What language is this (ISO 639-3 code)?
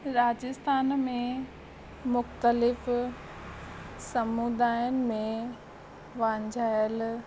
snd